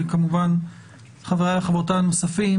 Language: Hebrew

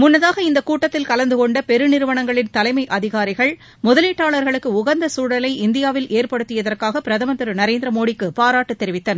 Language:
Tamil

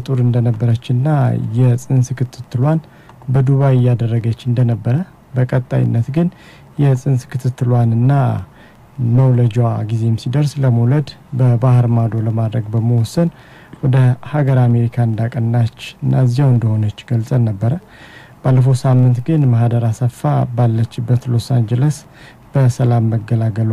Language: French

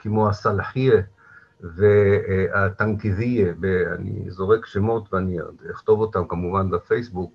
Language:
Hebrew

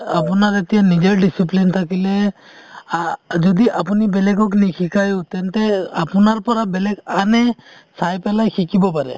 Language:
Assamese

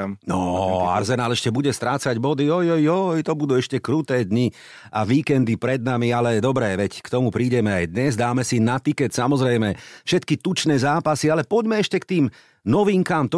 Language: Slovak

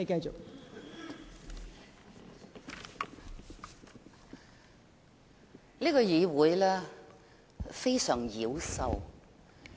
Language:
Cantonese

